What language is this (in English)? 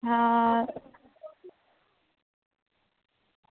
Dogri